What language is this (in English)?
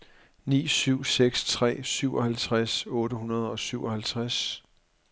Danish